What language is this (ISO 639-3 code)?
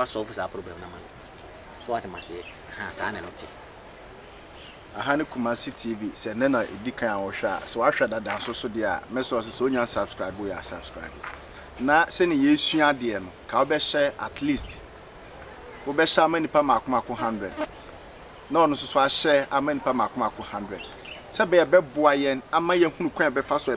eng